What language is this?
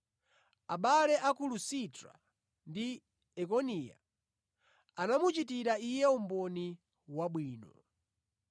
Nyanja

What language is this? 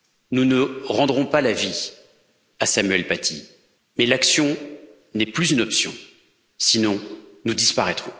French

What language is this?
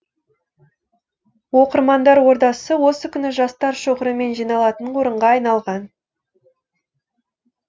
Kazakh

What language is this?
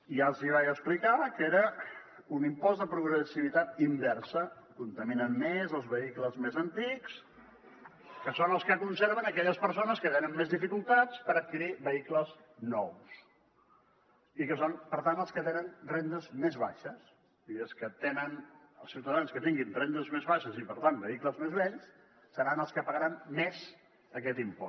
Catalan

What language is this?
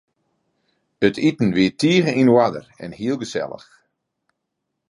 Western Frisian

